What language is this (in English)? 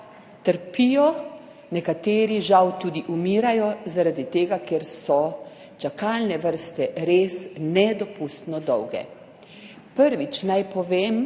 Slovenian